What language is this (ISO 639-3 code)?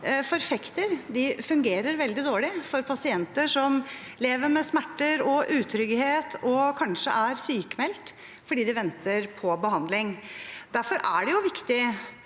nor